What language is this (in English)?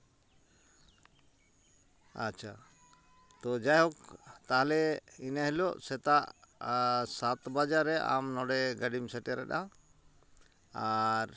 Santali